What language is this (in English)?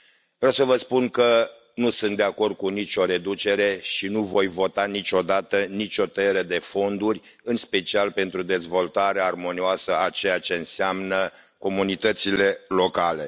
Romanian